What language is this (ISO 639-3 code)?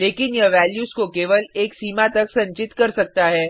hin